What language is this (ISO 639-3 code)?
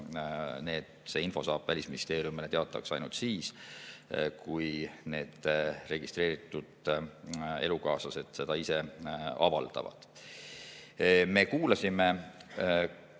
est